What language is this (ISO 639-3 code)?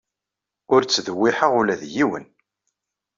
kab